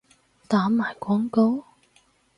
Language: Cantonese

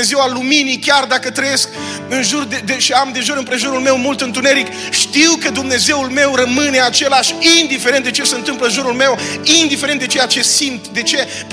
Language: Romanian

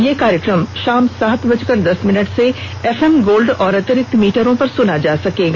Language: Hindi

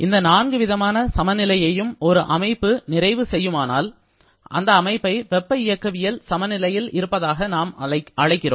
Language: Tamil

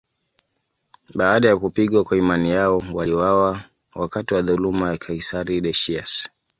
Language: Swahili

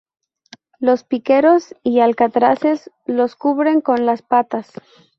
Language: Spanish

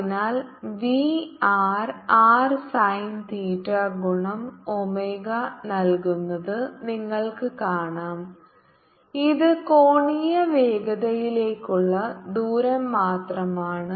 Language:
Malayalam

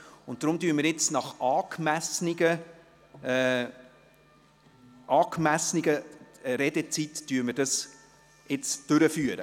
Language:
Swiss German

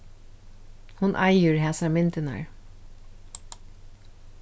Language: Faroese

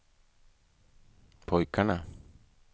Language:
Swedish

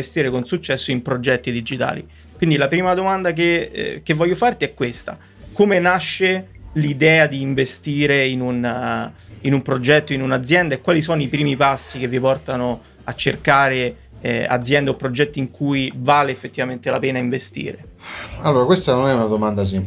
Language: Italian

